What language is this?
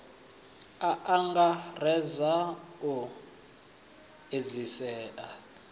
Venda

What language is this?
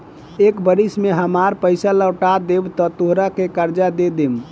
Bhojpuri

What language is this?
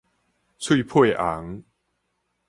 Min Nan Chinese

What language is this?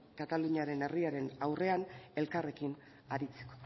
Basque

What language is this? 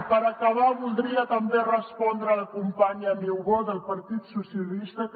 Catalan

